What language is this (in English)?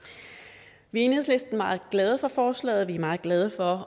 Danish